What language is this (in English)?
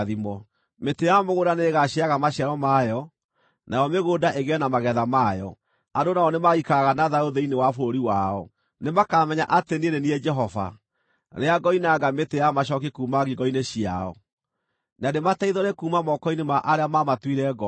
Kikuyu